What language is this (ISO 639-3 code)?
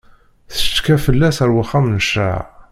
kab